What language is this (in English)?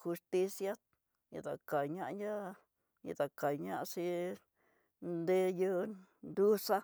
Tidaá Mixtec